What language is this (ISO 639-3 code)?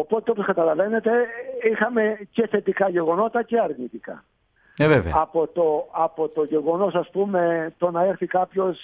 ell